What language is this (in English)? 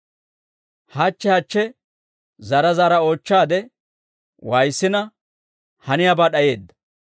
Dawro